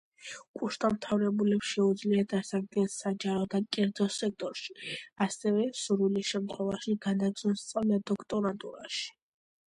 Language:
Georgian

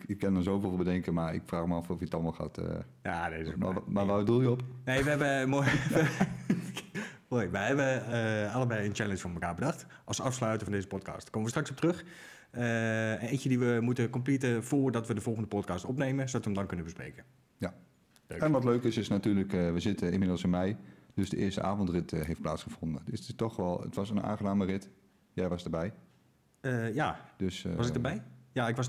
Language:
Dutch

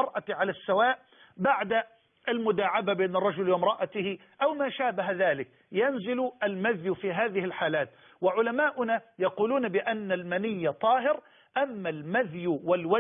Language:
Arabic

